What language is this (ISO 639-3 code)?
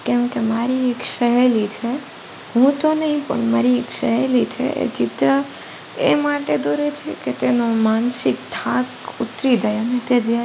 guj